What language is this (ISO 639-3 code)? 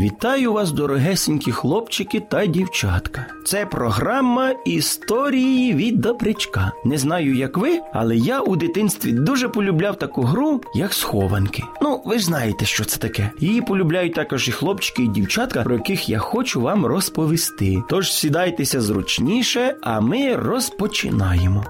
ukr